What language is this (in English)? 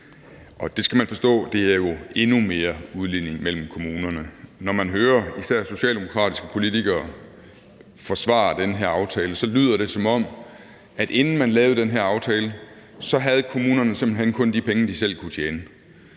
Danish